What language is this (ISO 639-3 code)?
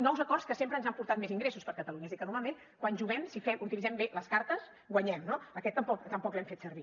cat